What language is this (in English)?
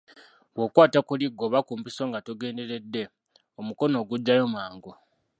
Ganda